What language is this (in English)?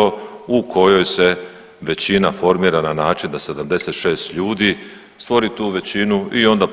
Croatian